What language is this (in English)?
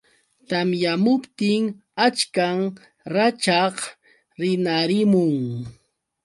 Yauyos Quechua